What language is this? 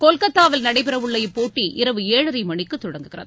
Tamil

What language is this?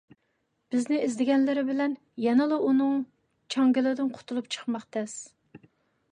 Uyghur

